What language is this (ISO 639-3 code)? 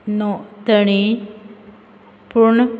kok